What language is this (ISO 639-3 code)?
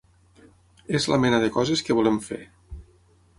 cat